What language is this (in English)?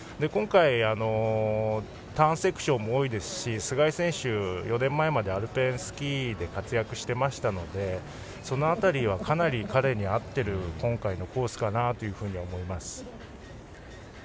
Japanese